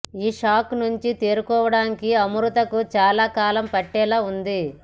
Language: Telugu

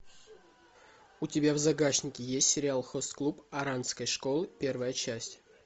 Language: Russian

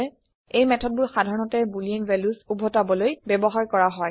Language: Assamese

